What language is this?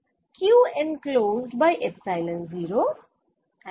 Bangla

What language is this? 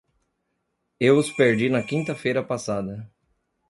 Portuguese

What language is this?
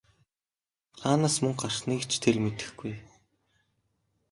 Mongolian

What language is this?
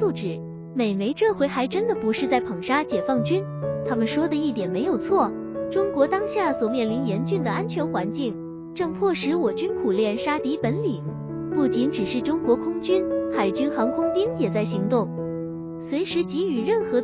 Chinese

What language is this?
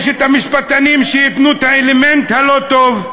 Hebrew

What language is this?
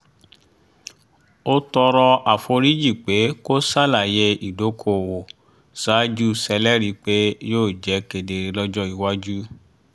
Yoruba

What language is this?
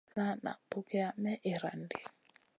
Masana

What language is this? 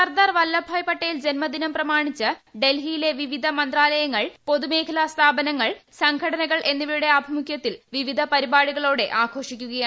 Malayalam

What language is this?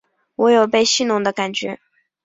Chinese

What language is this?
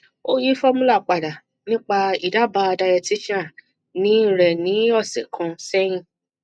Yoruba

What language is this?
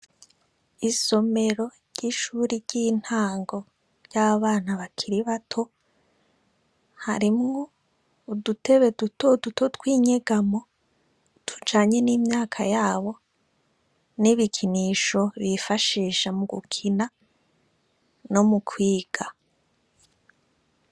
Rundi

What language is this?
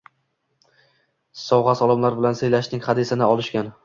Uzbek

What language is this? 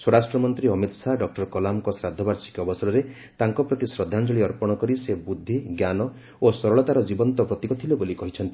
Odia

